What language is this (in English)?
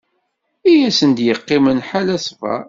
Kabyle